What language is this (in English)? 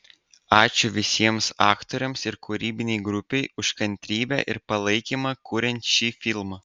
Lithuanian